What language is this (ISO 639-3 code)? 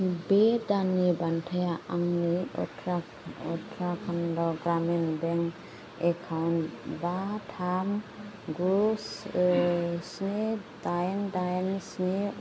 brx